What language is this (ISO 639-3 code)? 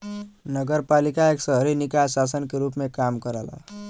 bho